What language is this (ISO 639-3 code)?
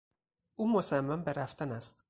fas